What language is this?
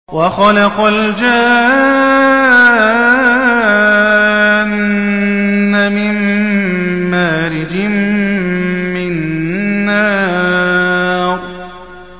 Arabic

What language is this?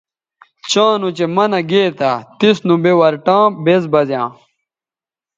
Bateri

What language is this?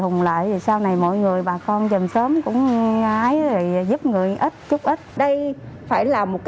Vietnamese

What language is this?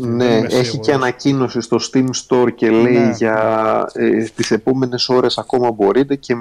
Greek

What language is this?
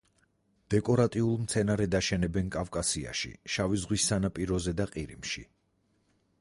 Georgian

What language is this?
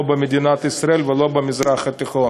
Hebrew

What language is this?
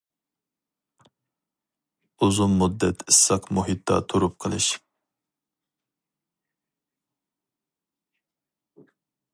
Uyghur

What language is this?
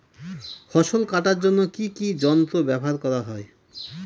Bangla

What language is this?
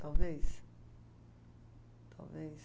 Portuguese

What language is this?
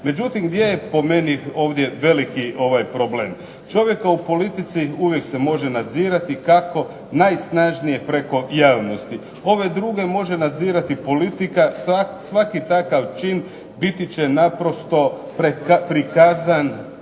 Croatian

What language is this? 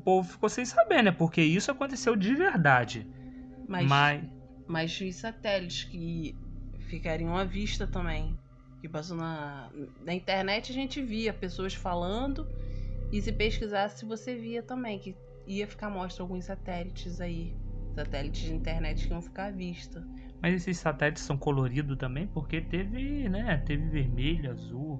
Portuguese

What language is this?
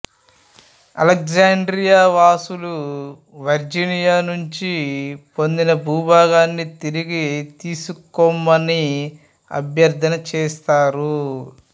Telugu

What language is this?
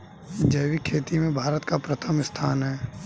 Hindi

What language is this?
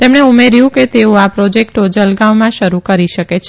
Gujarati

